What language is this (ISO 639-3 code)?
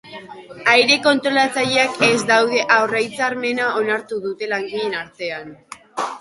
eus